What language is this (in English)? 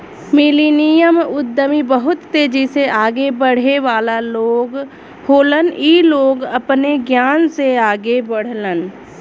Bhojpuri